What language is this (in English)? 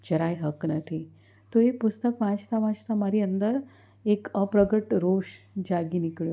Gujarati